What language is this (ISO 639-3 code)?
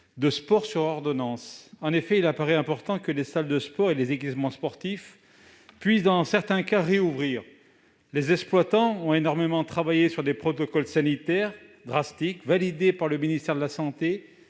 fra